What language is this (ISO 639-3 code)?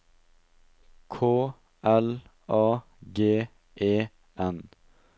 nor